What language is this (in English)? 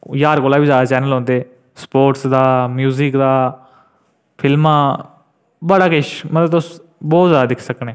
Dogri